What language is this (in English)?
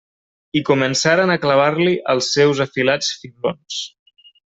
Catalan